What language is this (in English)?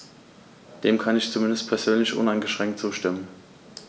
German